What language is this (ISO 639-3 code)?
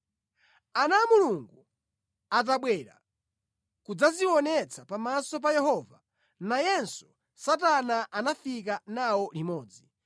nya